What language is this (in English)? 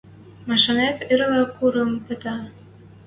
Western Mari